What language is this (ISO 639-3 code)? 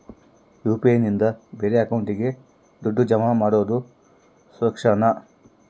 kan